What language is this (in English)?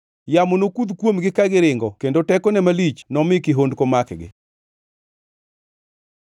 Luo (Kenya and Tanzania)